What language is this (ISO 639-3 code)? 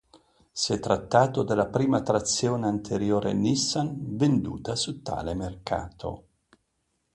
ita